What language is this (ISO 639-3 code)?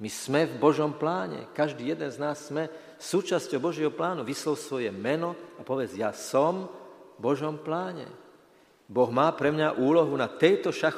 slk